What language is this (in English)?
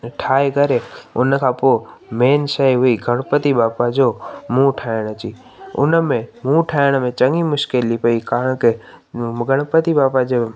Sindhi